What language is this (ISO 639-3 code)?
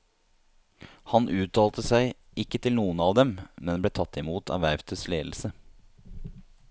nor